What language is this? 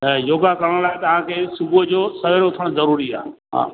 Sindhi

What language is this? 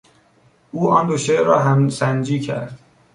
Persian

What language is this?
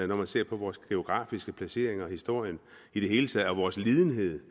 Danish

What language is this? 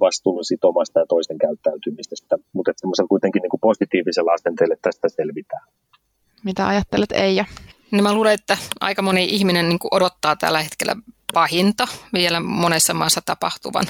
Finnish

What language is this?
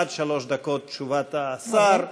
Hebrew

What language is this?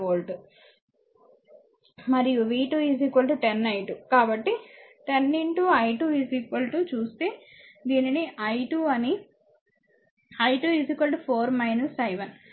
Telugu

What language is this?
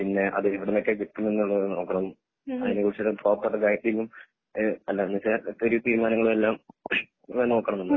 Malayalam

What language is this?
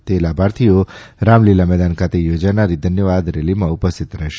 Gujarati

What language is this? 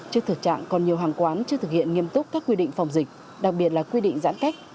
Vietnamese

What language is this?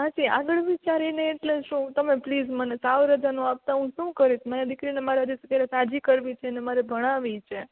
Gujarati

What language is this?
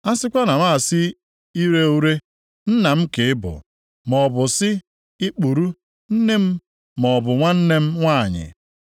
Igbo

